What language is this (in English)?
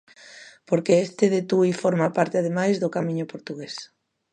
Galician